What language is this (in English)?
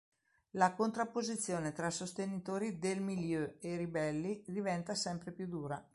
Italian